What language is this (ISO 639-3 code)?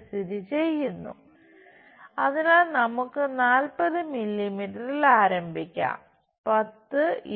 mal